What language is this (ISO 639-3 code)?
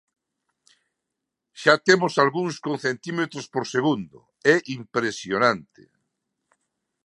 glg